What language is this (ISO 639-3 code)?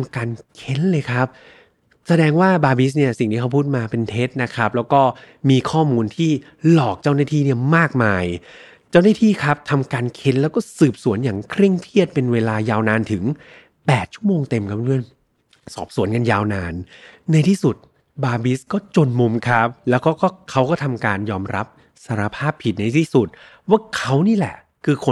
tha